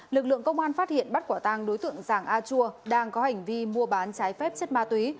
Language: Vietnamese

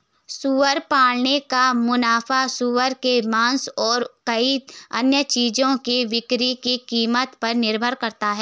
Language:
Hindi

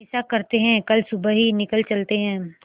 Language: Hindi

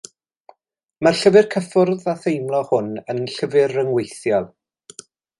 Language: Welsh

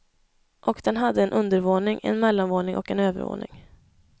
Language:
Swedish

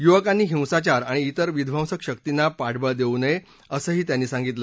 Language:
Marathi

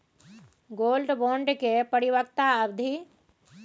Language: Maithili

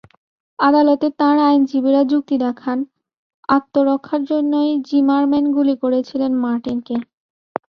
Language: Bangla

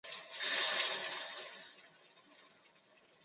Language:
Chinese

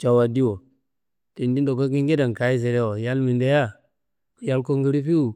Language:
Kanembu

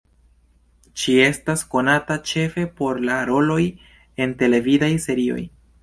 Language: Esperanto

